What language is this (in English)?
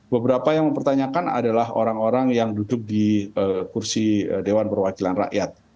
Indonesian